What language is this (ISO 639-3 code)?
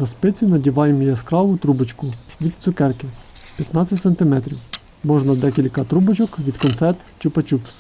ukr